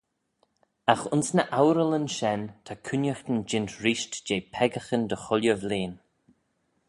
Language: Manx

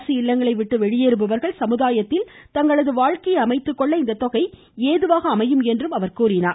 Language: Tamil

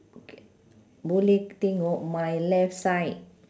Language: English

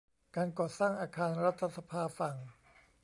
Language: Thai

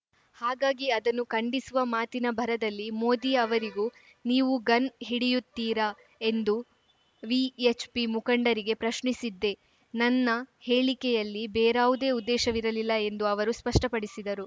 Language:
Kannada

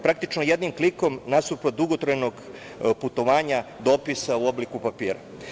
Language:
Serbian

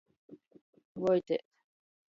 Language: Latgalian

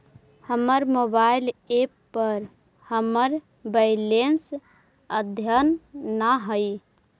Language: Magahi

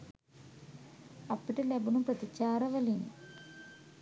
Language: Sinhala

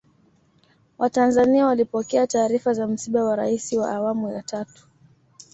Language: Swahili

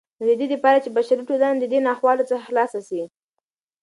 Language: Pashto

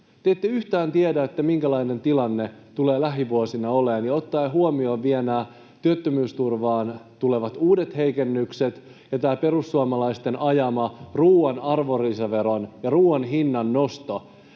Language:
Finnish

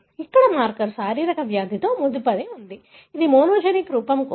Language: Telugu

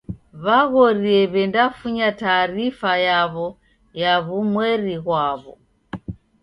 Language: Taita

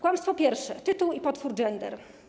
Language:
Polish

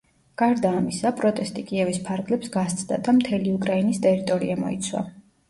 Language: Georgian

